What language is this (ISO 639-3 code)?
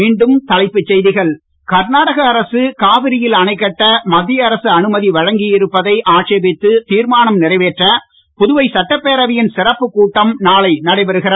tam